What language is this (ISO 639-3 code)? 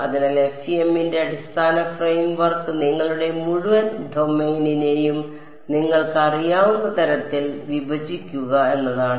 mal